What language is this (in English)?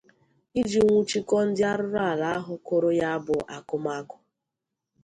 Igbo